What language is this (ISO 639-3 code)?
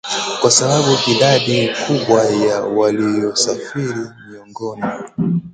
swa